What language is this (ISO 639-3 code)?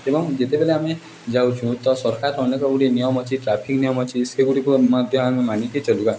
ori